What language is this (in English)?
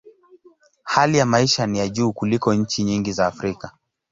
Swahili